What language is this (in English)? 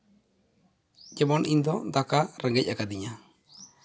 Santali